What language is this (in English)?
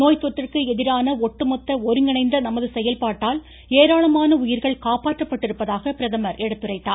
Tamil